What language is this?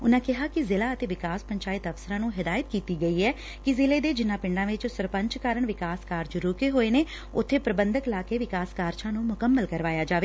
Punjabi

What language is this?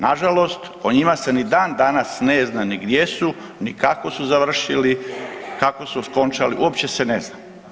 Croatian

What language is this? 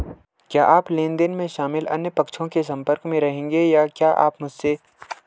Hindi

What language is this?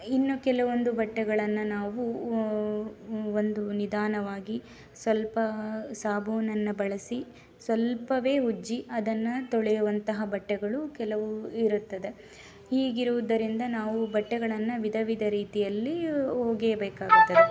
Kannada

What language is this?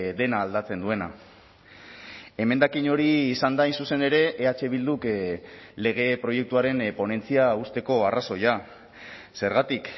Basque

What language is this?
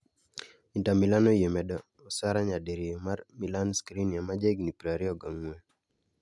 Luo (Kenya and Tanzania)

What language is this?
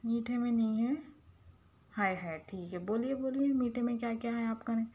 Urdu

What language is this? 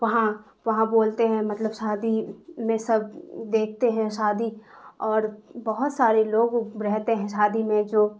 Urdu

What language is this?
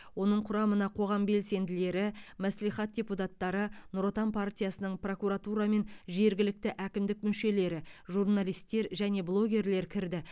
Kazakh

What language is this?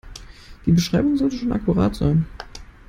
German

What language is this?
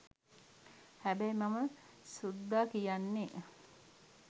Sinhala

